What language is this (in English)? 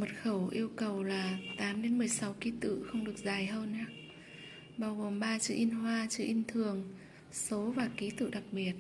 Vietnamese